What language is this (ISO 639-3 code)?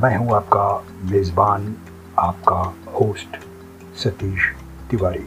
hin